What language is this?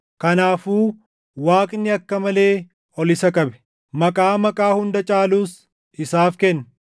Oromo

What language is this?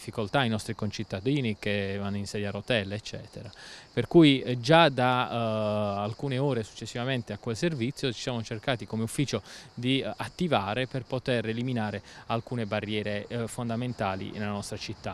Italian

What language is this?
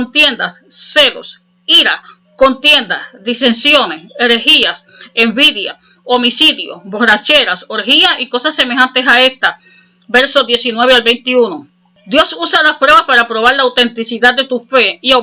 Spanish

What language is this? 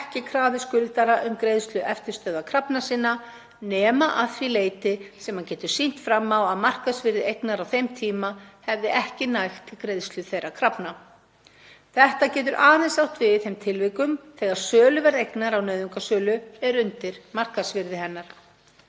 Icelandic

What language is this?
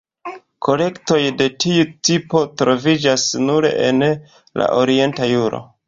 Esperanto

